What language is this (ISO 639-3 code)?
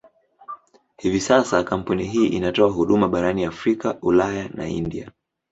swa